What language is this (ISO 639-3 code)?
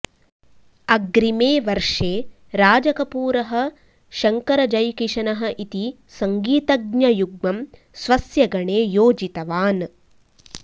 san